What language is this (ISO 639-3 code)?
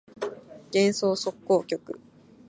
jpn